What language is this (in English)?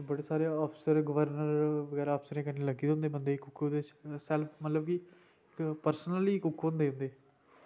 Dogri